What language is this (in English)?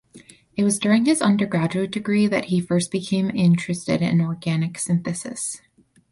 English